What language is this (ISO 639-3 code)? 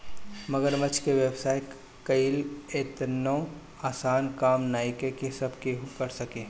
bho